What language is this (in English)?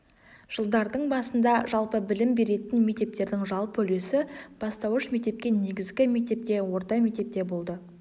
Kazakh